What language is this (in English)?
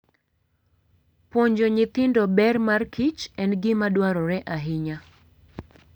Luo (Kenya and Tanzania)